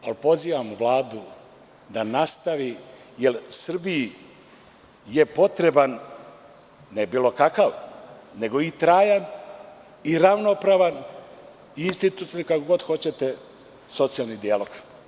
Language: Serbian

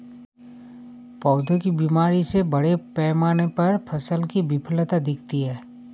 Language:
Hindi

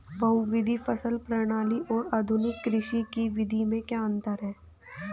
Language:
Hindi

